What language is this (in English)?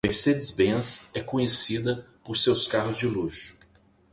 Portuguese